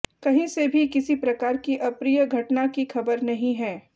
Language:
Hindi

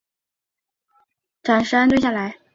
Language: Chinese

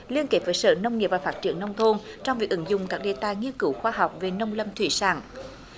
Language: Vietnamese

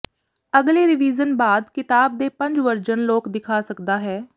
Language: Punjabi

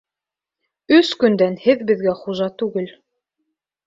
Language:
Bashkir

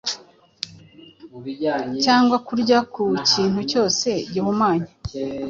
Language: Kinyarwanda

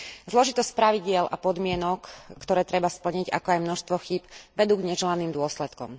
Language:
Slovak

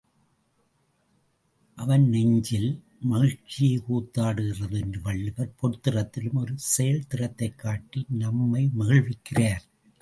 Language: Tamil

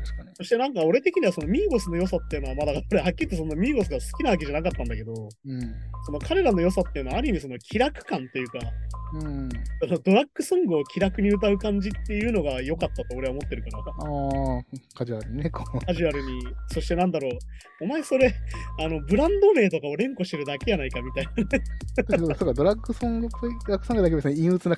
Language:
Japanese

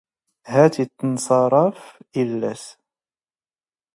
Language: Standard Moroccan Tamazight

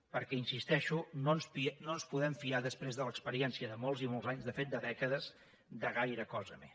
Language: Catalan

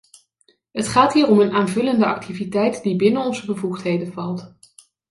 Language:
Dutch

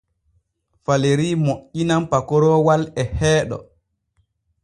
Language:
Borgu Fulfulde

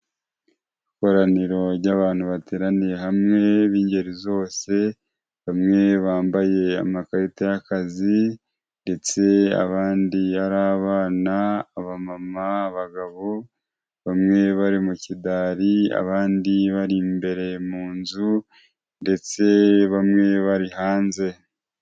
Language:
Kinyarwanda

